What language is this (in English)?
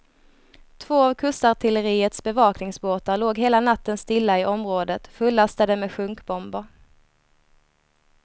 Swedish